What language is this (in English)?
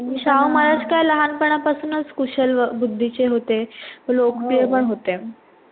Marathi